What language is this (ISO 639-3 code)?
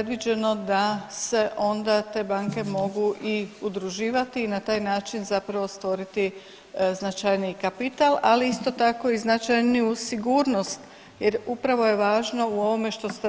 hrv